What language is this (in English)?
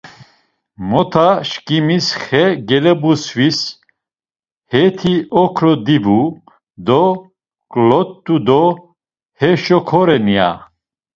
Laz